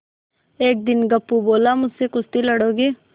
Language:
Hindi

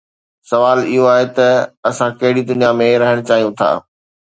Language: Sindhi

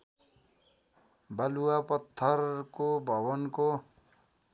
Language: Nepali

